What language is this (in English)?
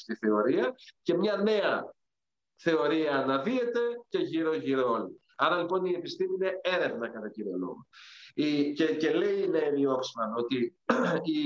Greek